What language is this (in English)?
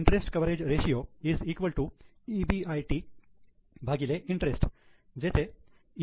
Marathi